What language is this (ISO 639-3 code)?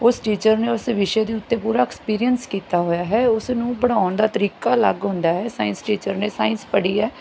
pan